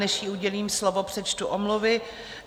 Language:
Czech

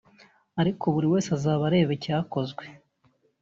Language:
Kinyarwanda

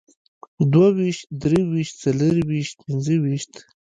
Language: Pashto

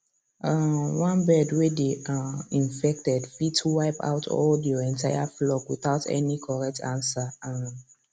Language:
Nigerian Pidgin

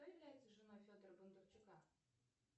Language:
Russian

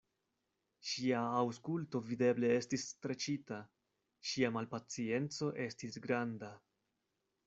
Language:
Esperanto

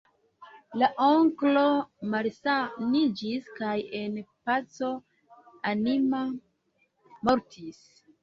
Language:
Esperanto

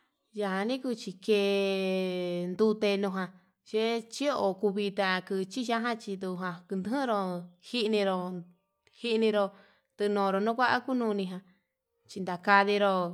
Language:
Yutanduchi Mixtec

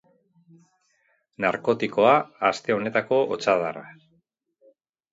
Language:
Basque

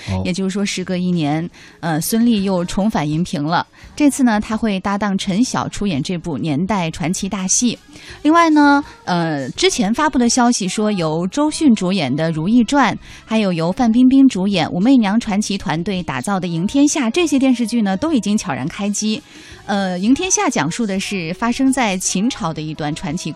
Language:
Chinese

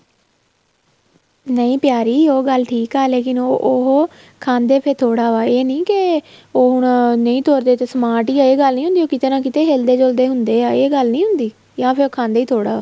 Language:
Punjabi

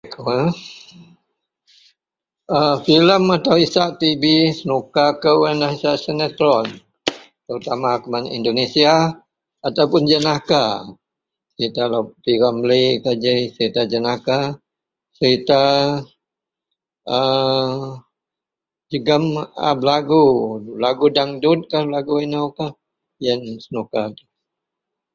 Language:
Central Melanau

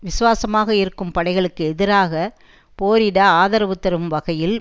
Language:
Tamil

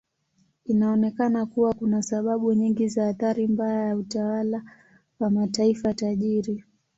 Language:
Swahili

